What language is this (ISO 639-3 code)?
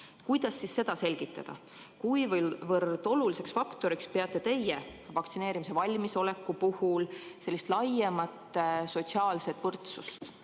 est